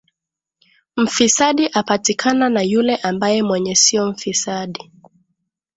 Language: Swahili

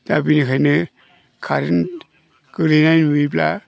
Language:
Bodo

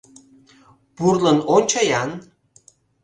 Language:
Mari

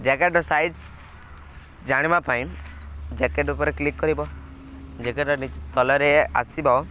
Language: Odia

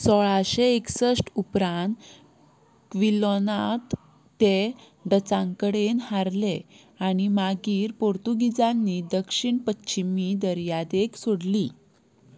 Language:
Konkani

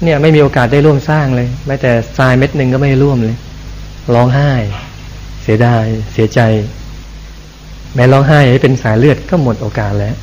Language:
Thai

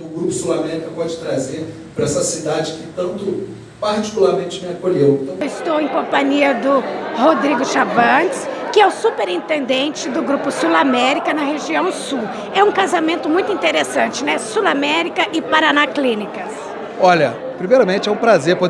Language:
Portuguese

